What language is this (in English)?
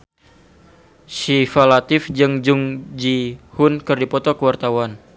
Sundanese